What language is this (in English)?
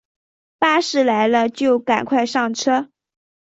Chinese